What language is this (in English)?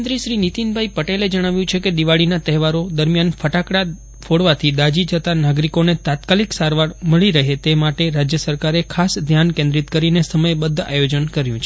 Gujarati